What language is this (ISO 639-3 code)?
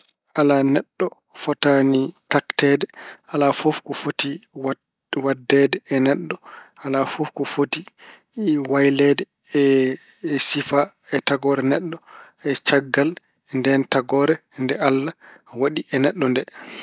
ful